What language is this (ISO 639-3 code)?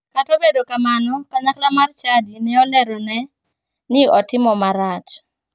luo